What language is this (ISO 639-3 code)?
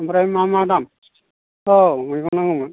brx